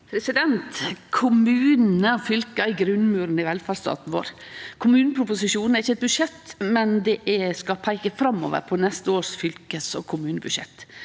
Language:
Norwegian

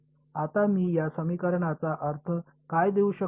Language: Marathi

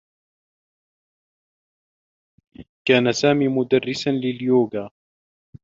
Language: Arabic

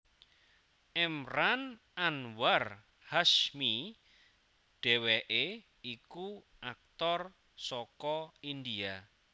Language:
Javanese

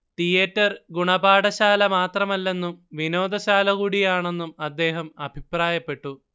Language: Malayalam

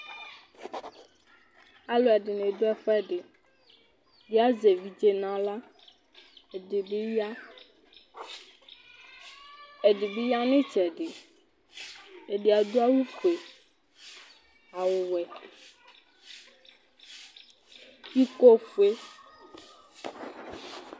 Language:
Ikposo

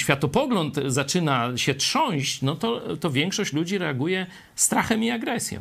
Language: Polish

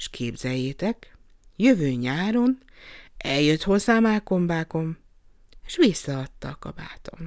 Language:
Hungarian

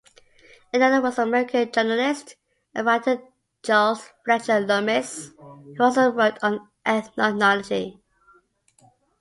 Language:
English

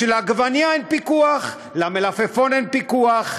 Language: Hebrew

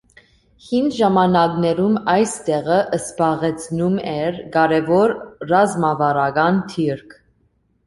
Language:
Armenian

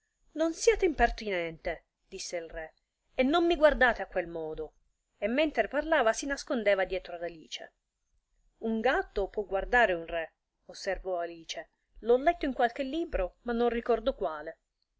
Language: Italian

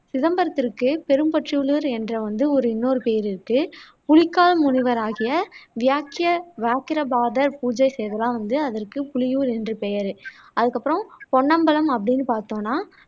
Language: Tamil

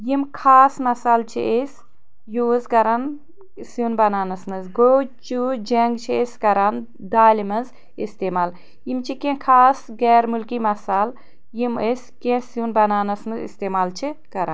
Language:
Kashmiri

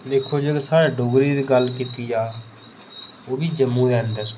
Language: Dogri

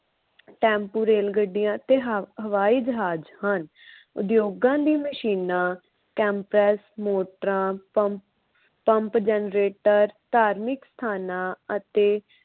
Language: Punjabi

